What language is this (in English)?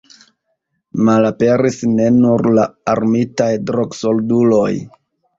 Esperanto